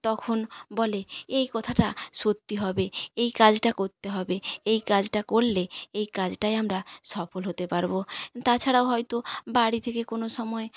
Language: Bangla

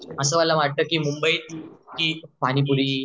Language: Marathi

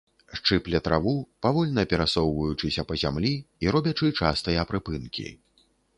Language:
Belarusian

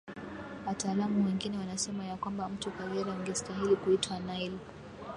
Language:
Swahili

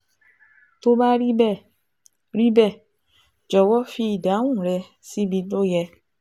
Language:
Yoruba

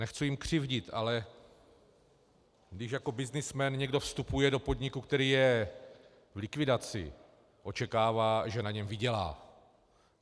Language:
Czech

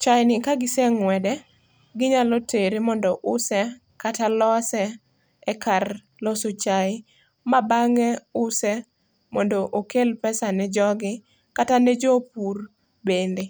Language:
Luo (Kenya and Tanzania)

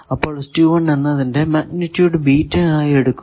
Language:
Malayalam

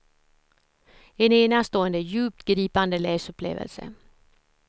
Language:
Swedish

